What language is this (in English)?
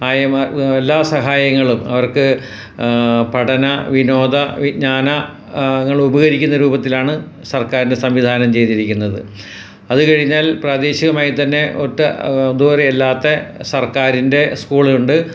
Malayalam